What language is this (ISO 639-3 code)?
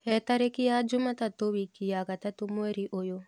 kik